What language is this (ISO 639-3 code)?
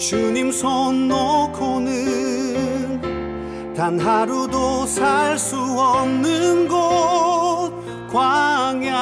kor